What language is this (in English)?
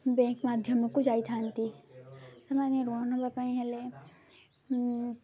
Odia